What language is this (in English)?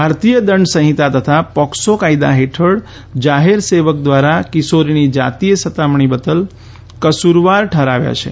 Gujarati